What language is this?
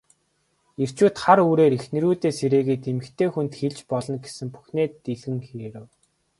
Mongolian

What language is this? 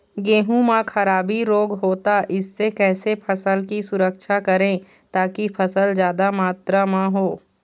Chhattisgarhi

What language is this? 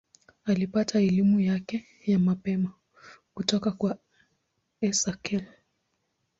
Swahili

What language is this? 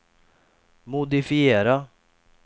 Swedish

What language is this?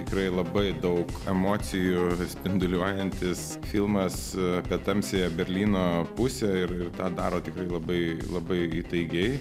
Lithuanian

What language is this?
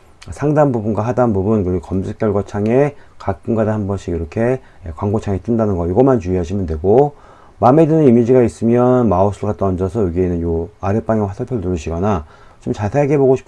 Korean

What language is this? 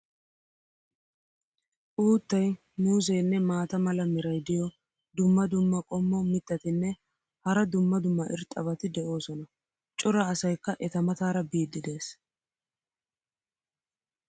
Wolaytta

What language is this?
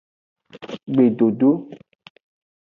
Aja (Benin)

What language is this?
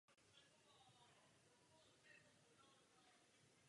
Czech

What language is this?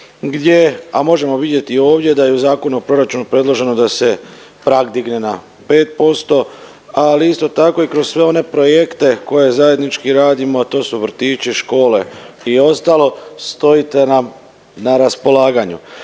Croatian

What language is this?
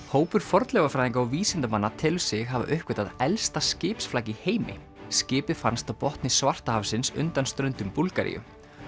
Icelandic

